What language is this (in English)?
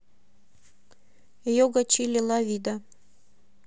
Russian